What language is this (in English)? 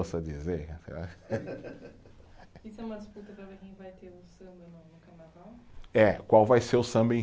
Portuguese